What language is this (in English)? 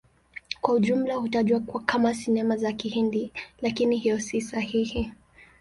Swahili